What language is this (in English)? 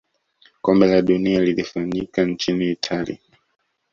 Swahili